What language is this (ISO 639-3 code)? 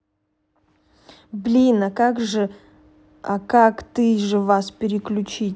rus